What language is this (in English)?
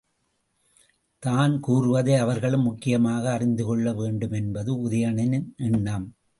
Tamil